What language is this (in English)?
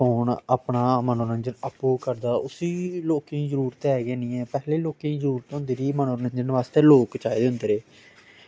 Dogri